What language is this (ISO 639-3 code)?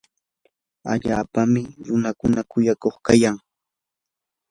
qur